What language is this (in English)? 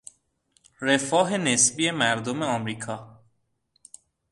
Persian